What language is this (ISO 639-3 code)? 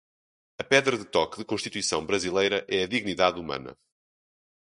por